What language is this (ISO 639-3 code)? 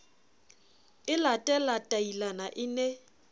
sot